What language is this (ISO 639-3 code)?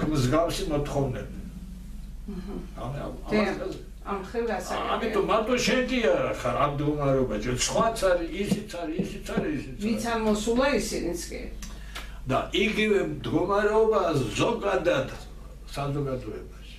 tur